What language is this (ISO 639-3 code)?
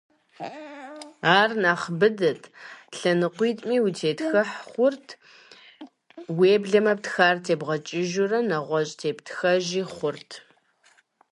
kbd